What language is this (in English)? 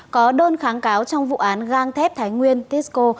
Vietnamese